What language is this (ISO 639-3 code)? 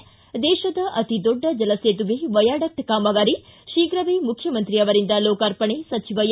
kan